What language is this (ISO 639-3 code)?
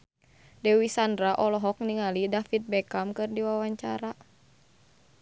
sun